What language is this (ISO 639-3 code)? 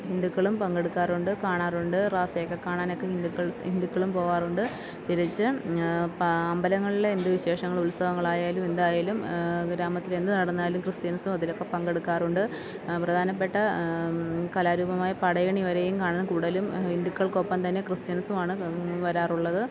mal